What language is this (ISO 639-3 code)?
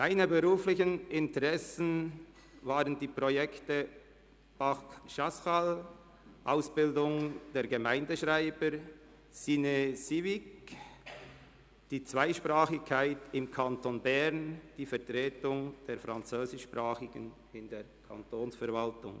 gsw